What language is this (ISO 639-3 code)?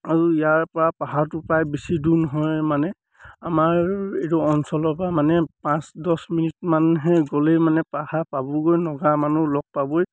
asm